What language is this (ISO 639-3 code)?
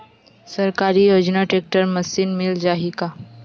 hne